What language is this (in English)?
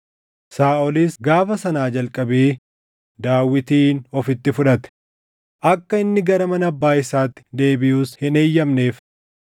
Oromo